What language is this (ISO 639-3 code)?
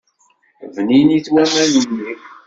kab